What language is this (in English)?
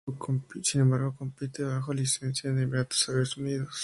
Spanish